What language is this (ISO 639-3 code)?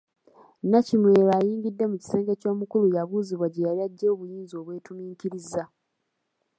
lug